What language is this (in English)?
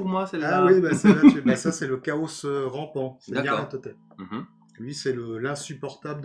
French